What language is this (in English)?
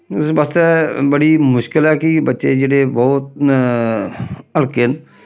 Dogri